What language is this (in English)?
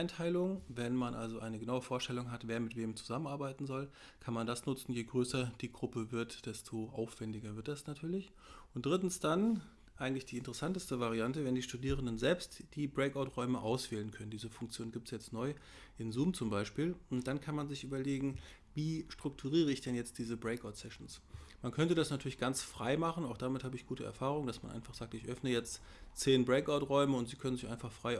German